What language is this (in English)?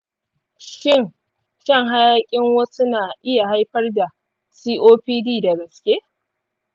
Hausa